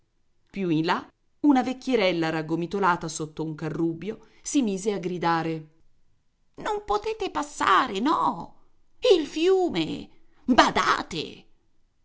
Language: Italian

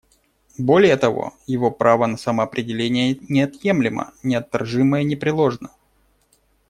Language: Russian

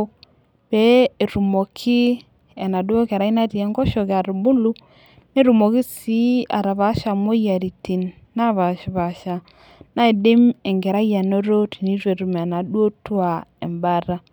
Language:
Masai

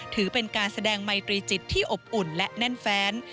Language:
Thai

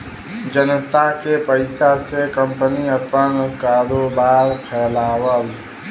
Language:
Bhojpuri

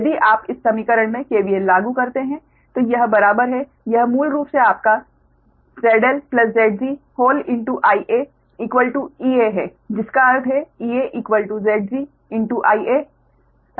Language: Hindi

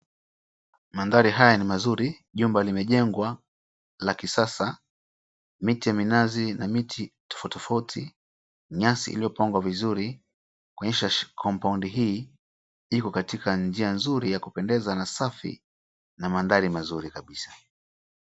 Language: Swahili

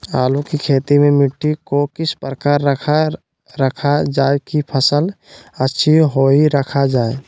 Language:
Magahi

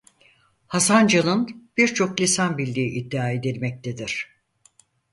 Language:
Turkish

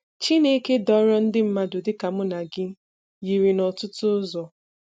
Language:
Igbo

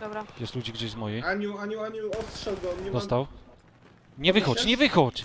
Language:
Polish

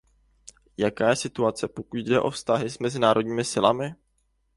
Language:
Czech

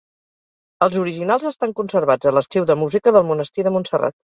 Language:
Catalan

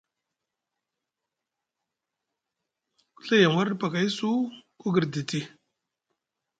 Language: Musgu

